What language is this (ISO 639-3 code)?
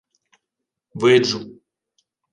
ukr